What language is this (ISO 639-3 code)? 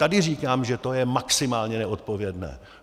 ces